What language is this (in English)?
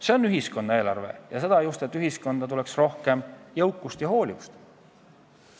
Estonian